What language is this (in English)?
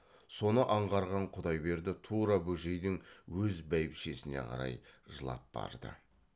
Kazakh